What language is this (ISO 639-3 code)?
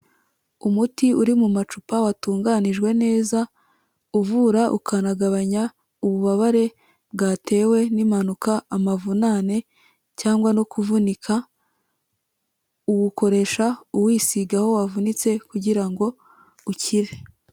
kin